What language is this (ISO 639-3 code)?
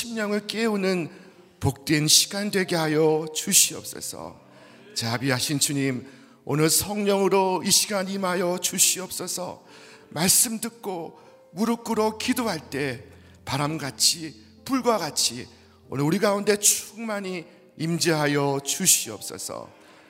kor